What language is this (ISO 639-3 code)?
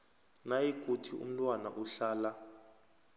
nbl